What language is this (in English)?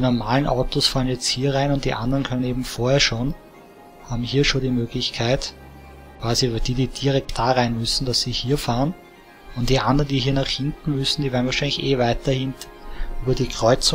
German